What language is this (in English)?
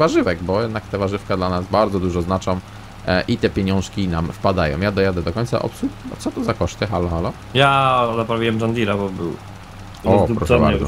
Polish